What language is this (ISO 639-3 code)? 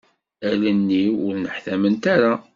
kab